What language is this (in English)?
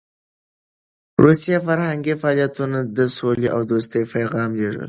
Pashto